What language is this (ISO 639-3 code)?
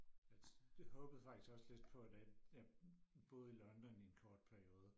dan